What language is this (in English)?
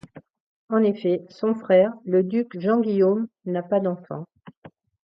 French